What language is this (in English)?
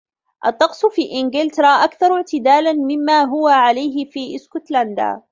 Arabic